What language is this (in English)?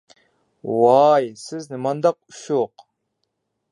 Uyghur